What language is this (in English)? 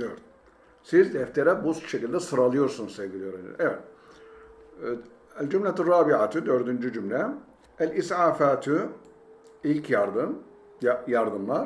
Turkish